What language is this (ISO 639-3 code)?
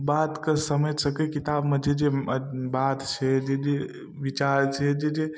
mai